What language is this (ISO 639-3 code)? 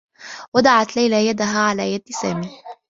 ara